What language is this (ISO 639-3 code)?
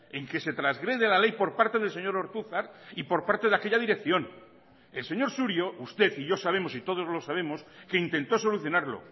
spa